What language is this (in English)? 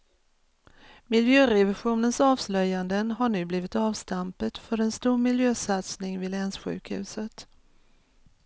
Swedish